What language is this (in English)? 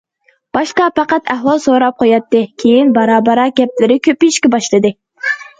Uyghur